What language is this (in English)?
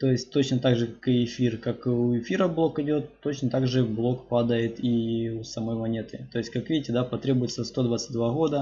Russian